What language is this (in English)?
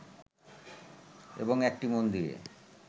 Bangla